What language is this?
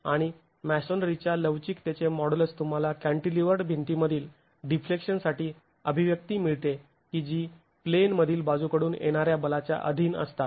Marathi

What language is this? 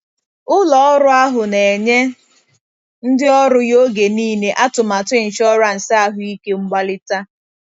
Igbo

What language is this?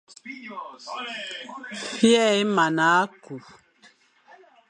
Fang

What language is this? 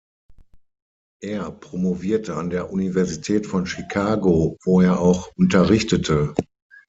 German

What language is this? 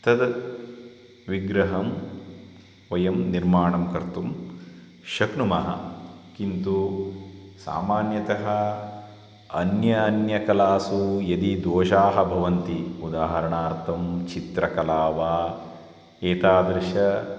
Sanskrit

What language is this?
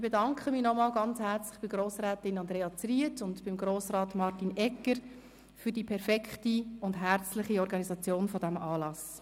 Swiss German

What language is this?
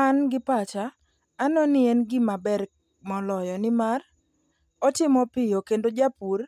Luo (Kenya and Tanzania)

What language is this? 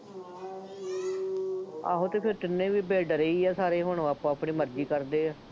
Punjabi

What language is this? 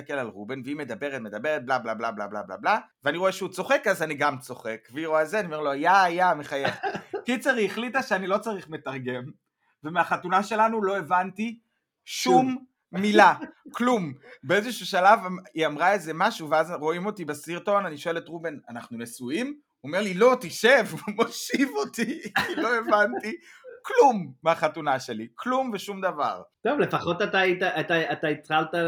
Hebrew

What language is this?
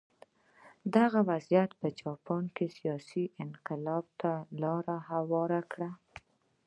Pashto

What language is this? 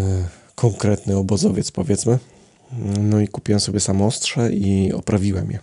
Polish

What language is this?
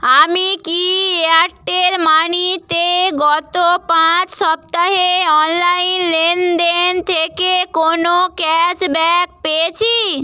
Bangla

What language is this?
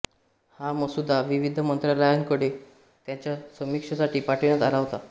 Marathi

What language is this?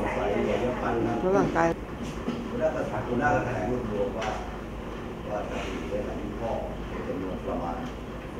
Thai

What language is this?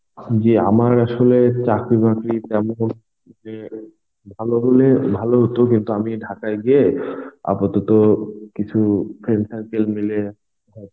Bangla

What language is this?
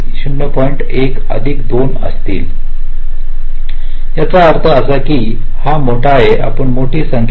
Marathi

